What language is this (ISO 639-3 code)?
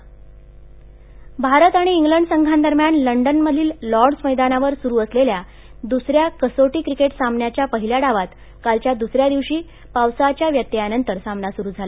mar